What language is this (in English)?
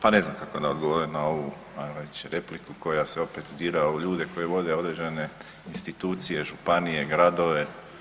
Croatian